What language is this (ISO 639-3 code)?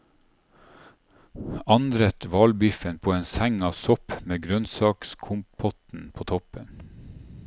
nor